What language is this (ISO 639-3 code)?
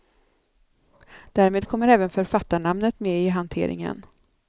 swe